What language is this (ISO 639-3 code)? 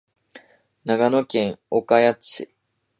jpn